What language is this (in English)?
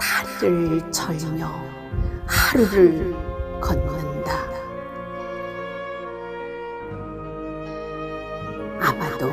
Korean